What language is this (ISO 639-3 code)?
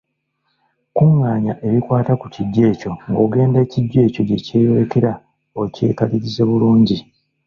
lug